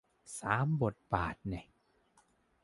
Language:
Thai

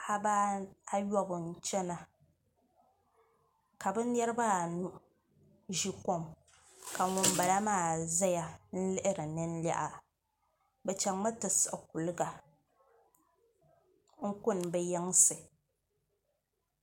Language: Dagbani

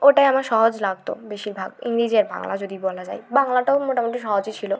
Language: Bangla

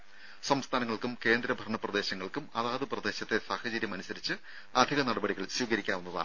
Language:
Malayalam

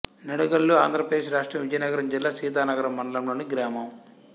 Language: Telugu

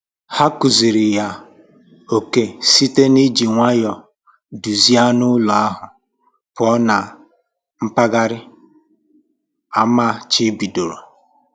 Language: Igbo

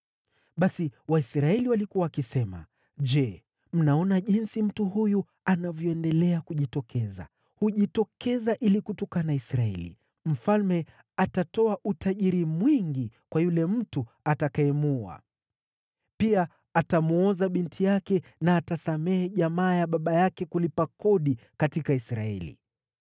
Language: Swahili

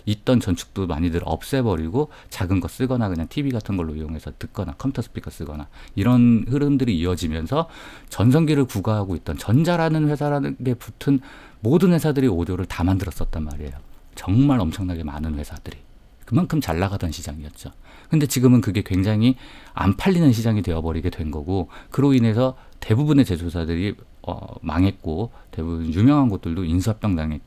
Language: Korean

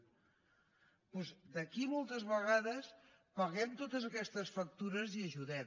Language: Catalan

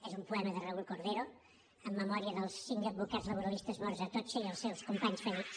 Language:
Catalan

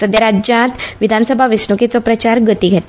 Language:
Konkani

